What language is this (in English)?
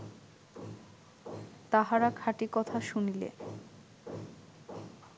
Bangla